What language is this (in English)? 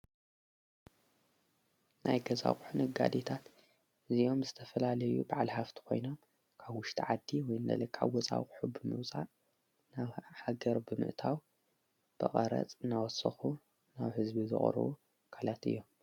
Tigrinya